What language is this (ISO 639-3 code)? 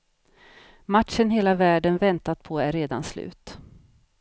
swe